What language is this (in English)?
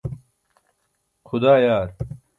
Burushaski